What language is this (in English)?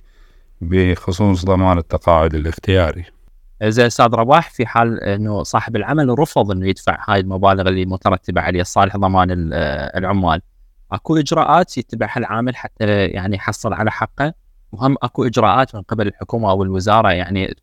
Arabic